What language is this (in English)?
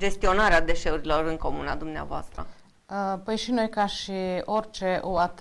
Romanian